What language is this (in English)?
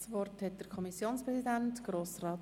Swiss German